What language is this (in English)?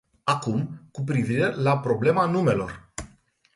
Romanian